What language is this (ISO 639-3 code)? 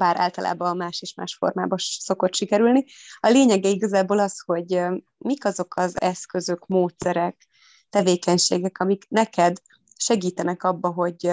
hun